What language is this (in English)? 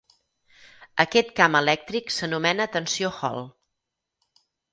Catalan